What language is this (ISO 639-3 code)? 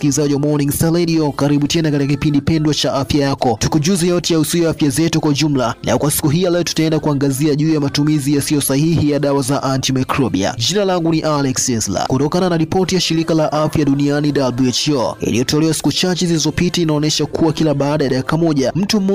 swa